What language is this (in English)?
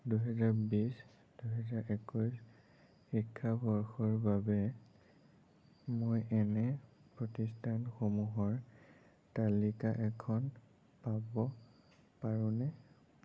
Assamese